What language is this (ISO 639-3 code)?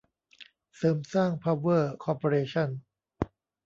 tha